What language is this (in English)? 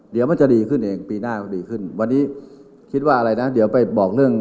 Thai